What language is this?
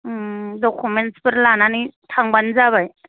Bodo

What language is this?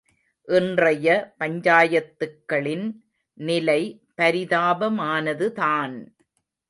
Tamil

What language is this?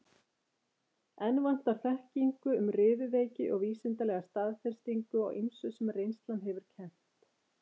Icelandic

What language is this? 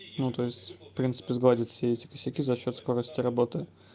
Russian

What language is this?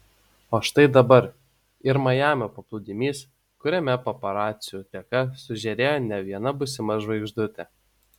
Lithuanian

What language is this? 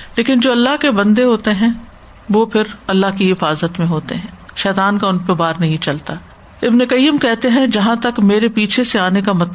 Urdu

